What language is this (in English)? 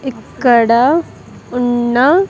Telugu